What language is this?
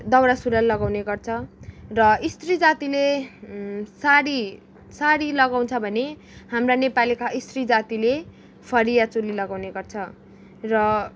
Nepali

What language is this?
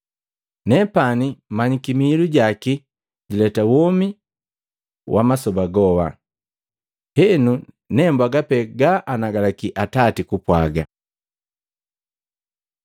Matengo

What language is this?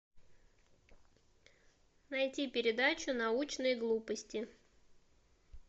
Russian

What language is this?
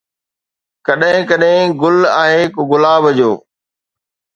Sindhi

